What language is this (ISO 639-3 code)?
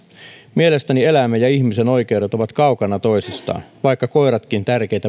fin